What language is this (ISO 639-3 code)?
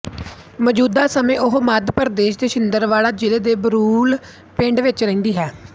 pan